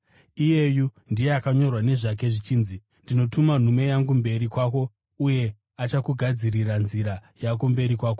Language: Shona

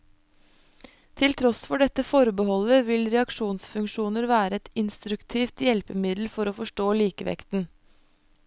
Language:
Norwegian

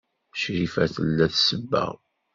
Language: Kabyle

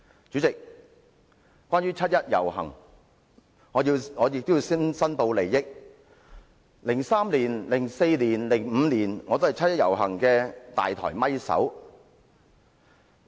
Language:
Cantonese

